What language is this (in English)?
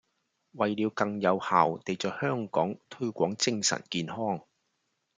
Cantonese